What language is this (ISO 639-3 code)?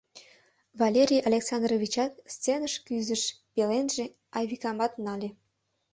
chm